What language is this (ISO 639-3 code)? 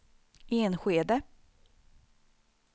swe